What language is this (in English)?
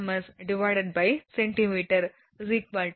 Tamil